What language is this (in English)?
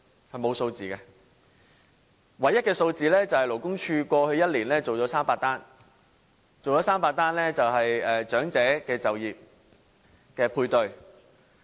Cantonese